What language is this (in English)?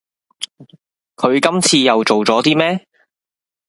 Cantonese